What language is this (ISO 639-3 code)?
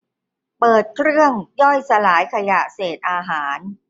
tha